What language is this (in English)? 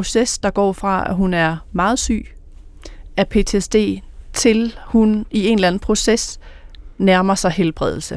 Danish